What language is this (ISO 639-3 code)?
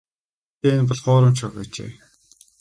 mon